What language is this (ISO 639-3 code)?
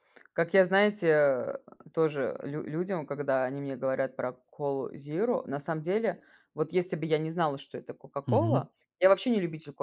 rus